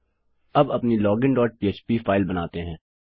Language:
Hindi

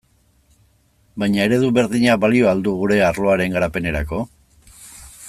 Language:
Basque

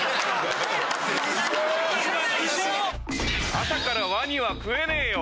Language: Japanese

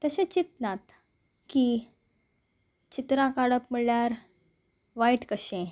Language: Konkani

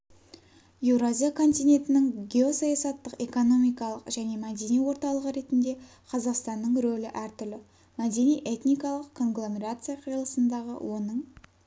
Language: Kazakh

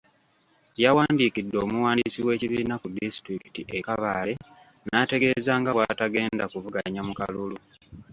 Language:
Ganda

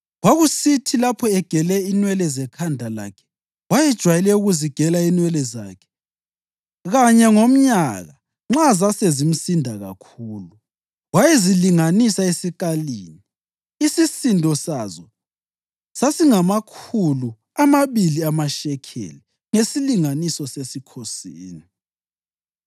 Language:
North Ndebele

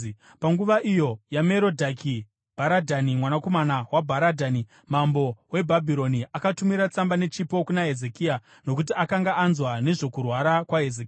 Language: Shona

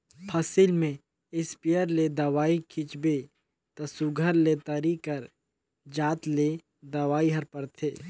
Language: Chhattisgarhi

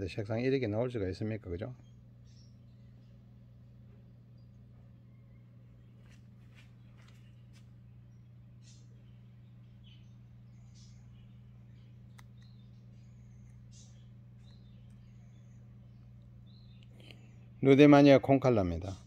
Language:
Korean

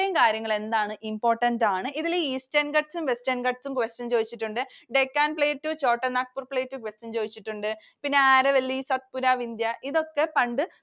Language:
Malayalam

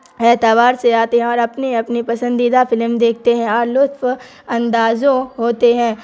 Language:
Urdu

